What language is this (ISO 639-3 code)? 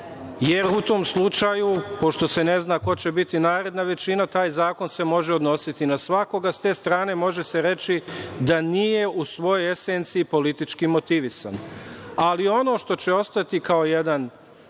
srp